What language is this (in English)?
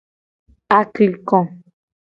Gen